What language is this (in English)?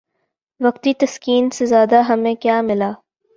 Urdu